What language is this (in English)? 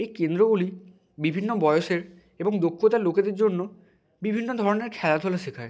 Bangla